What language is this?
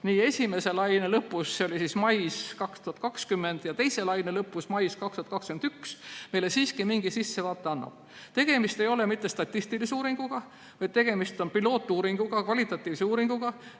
Estonian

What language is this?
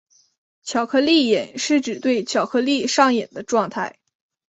Chinese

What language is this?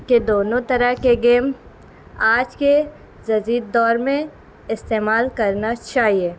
Urdu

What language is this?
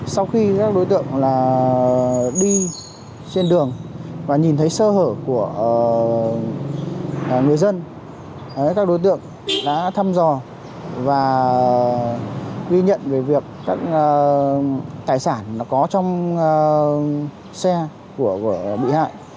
Vietnamese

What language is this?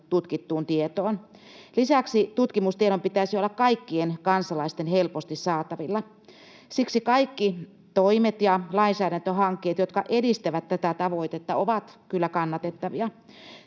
Finnish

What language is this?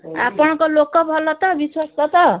Odia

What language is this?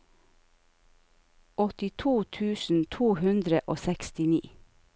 Norwegian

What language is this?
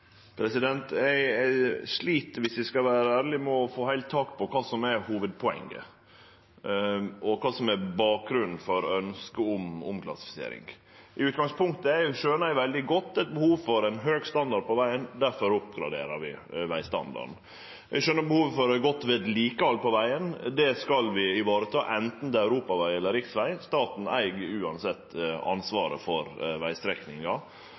Norwegian Nynorsk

